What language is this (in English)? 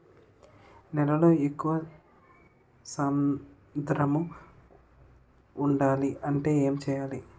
Telugu